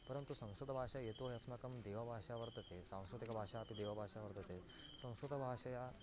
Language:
Sanskrit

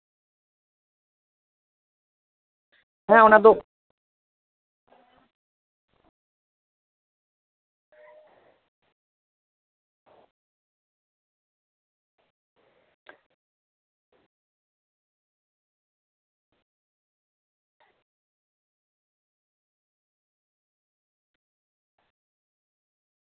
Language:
Santali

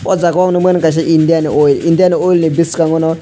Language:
Kok Borok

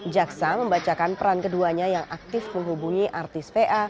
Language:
Indonesian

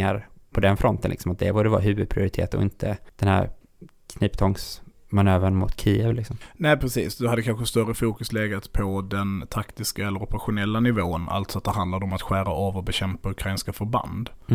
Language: Swedish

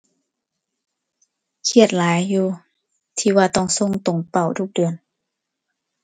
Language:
Thai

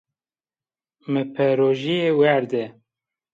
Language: Zaza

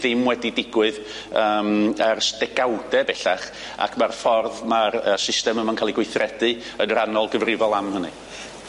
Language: Welsh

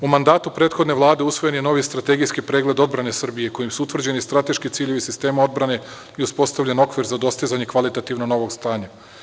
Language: Serbian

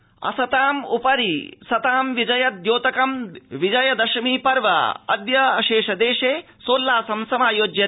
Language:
Sanskrit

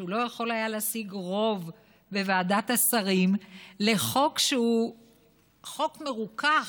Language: Hebrew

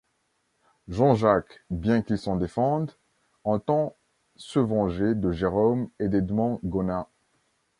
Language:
French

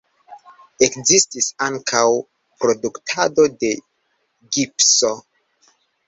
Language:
Esperanto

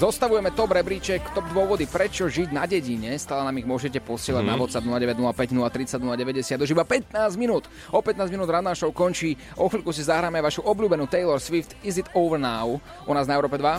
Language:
Slovak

